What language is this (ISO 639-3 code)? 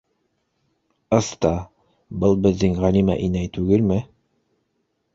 bak